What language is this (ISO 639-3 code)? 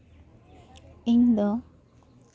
sat